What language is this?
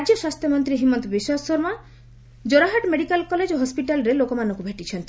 Odia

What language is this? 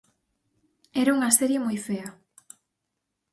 Galician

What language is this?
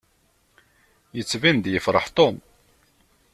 Kabyle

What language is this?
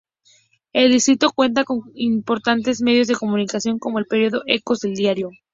Spanish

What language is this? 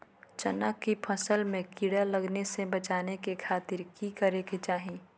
Magahi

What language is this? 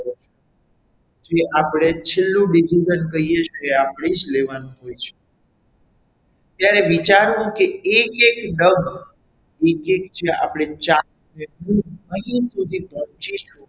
Gujarati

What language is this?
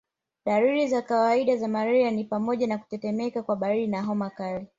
Swahili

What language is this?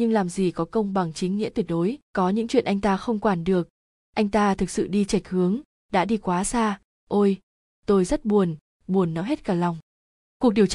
Vietnamese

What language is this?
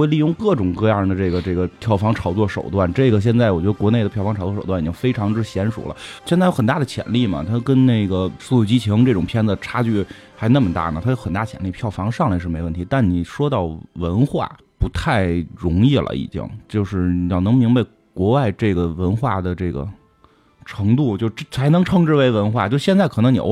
Chinese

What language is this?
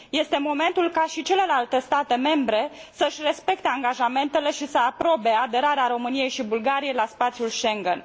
Romanian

